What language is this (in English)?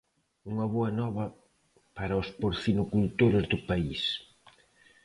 Galician